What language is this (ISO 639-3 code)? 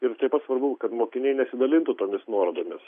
lit